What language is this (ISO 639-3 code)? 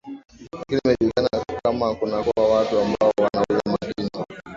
swa